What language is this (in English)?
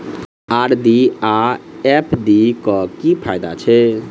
Maithili